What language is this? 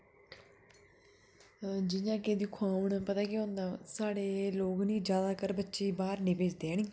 Dogri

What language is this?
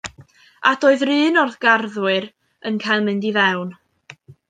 Welsh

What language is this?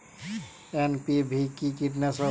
Bangla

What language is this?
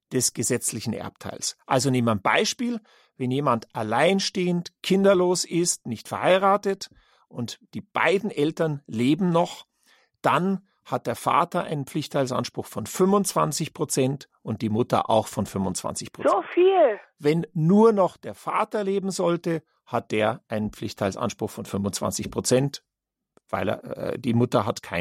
German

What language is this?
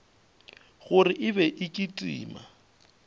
Northern Sotho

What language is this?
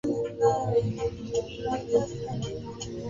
Swahili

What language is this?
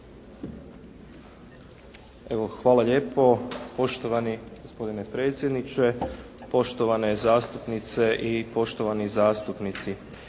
Croatian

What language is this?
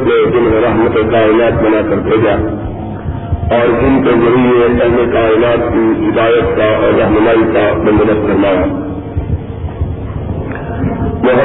Urdu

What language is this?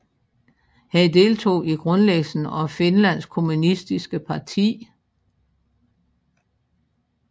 Danish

